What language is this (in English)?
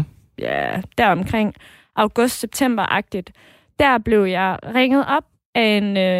Danish